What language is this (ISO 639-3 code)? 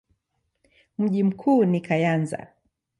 swa